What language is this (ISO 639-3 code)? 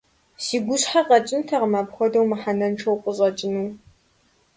kbd